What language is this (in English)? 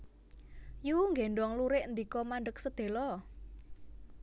Javanese